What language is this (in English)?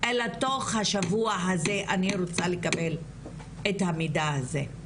Hebrew